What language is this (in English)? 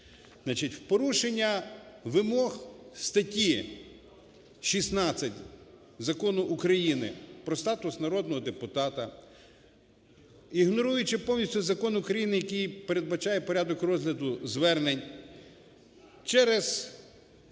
Ukrainian